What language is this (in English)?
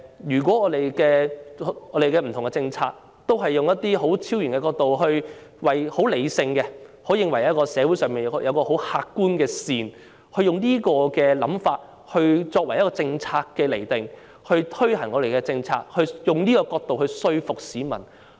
Cantonese